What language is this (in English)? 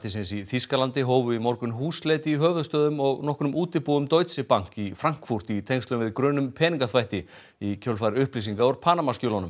Icelandic